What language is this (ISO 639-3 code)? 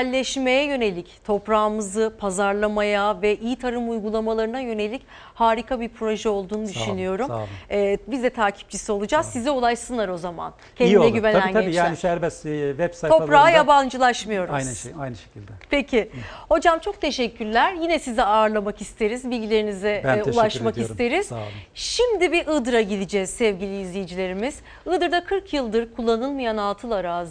tur